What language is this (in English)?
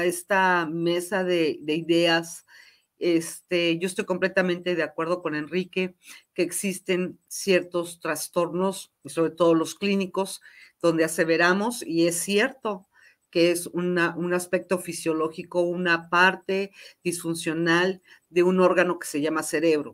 Spanish